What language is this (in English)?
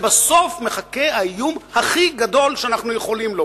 Hebrew